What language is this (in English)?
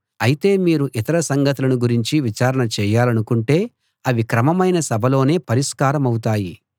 Telugu